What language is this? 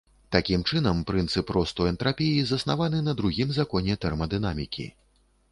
Belarusian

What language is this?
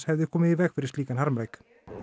Icelandic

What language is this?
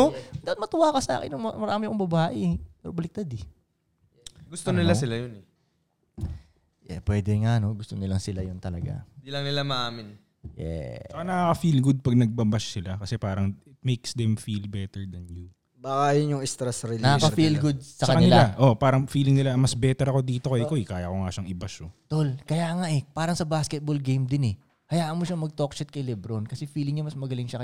Filipino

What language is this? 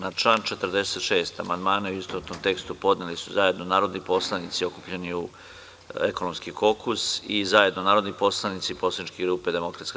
Serbian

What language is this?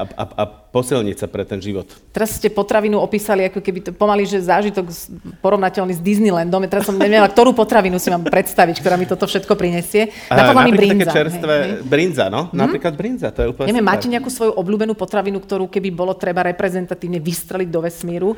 Slovak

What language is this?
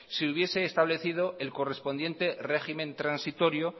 Spanish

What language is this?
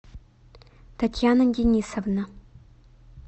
Russian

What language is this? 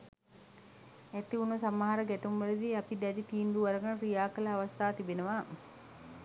Sinhala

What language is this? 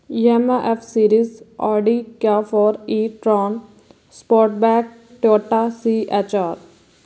Punjabi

